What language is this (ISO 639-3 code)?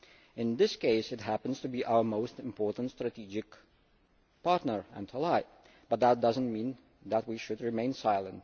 eng